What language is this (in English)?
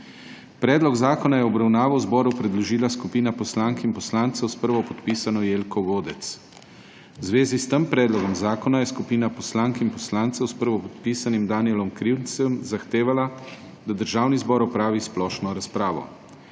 Slovenian